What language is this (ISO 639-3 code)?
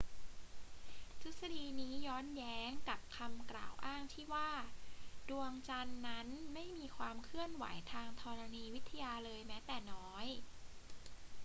tha